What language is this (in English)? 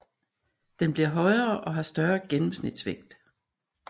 Danish